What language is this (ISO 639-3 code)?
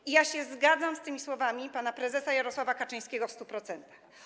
pol